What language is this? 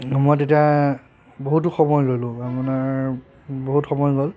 Assamese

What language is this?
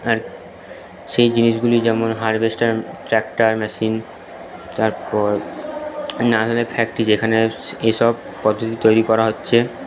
Bangla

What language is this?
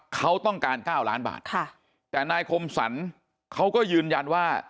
Thai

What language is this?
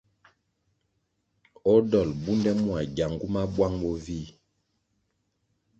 Kwasio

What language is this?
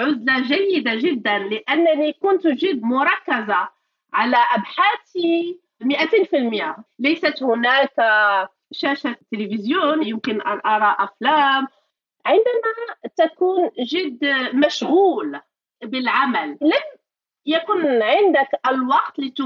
Arabic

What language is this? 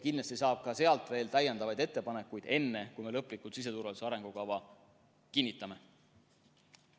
Estonian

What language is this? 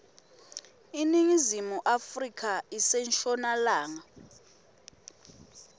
Swati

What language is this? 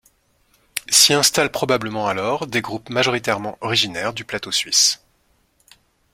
French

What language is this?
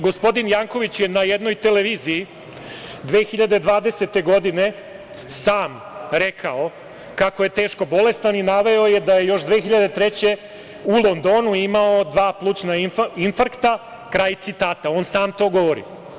Serbian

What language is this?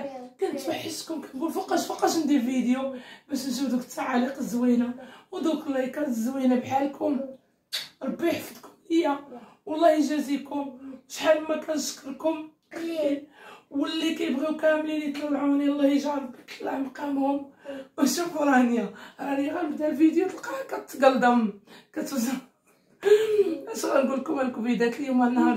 Arabic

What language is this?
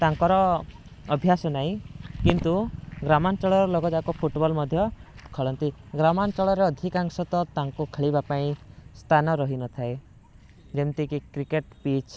Odia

